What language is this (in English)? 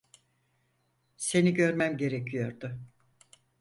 Turkish